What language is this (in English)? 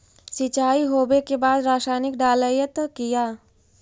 Magahi